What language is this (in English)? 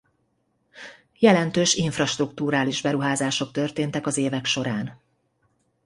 Hungarian